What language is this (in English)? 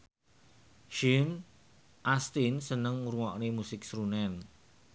Javanese